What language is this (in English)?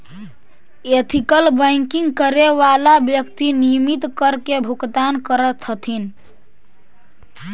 Magahi